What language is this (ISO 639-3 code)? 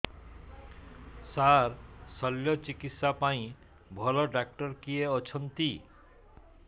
ori